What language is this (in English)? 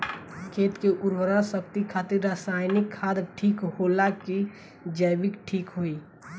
Bhojpuri